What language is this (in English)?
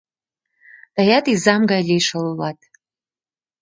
Mari